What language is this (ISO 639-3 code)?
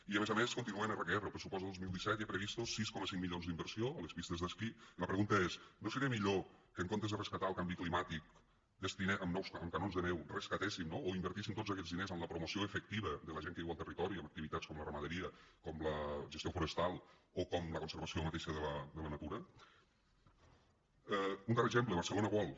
cat